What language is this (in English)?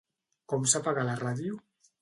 Catalan